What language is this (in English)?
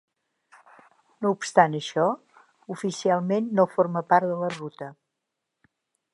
Catalan